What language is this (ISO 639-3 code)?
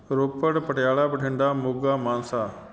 pan